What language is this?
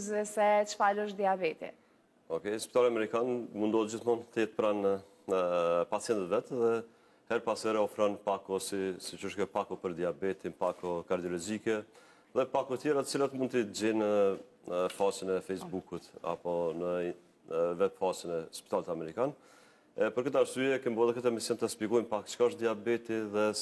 Romanian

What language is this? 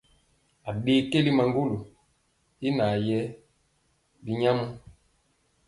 Mpiemo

